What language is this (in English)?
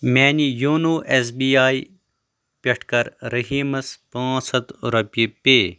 Kashmiri